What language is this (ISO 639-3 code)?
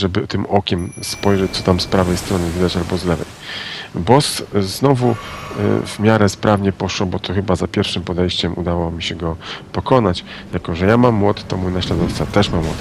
pol